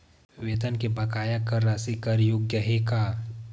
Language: Chhattisgarhi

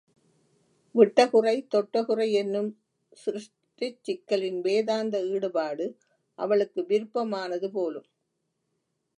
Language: Tamil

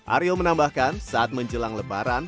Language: Indonesian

